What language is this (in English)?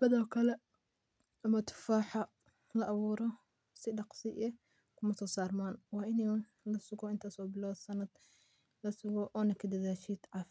Somali